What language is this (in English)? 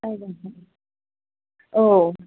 Bodo